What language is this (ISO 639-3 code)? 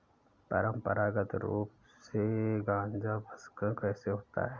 hin